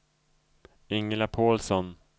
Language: Swedish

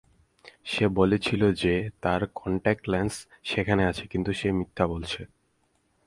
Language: Bangla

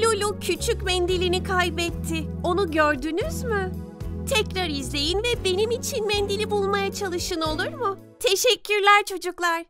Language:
Turkish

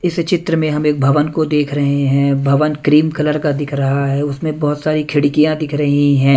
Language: Hindi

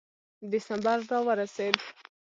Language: Pashto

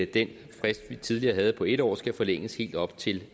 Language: Danish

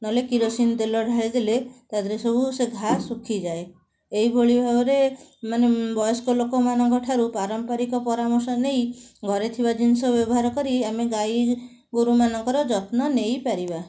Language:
Odia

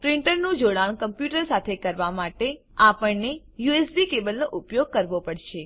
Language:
Gujarati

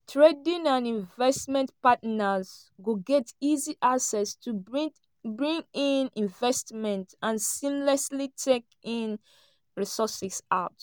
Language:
Nigerian Pidgin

